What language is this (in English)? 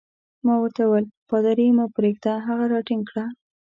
Pashto